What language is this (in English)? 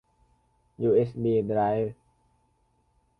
Thai